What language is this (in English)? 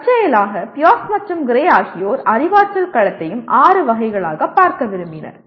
Tamil